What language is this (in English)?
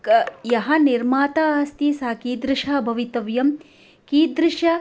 Sanskrit